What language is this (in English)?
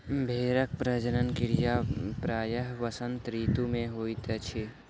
Maithili